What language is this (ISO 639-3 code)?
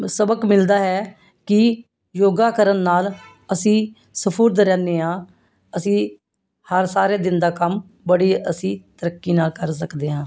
pan